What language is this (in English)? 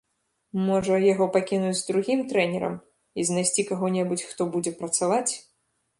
Belarusian